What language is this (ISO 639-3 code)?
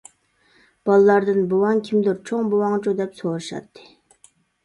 uig